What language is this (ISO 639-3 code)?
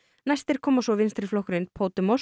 isl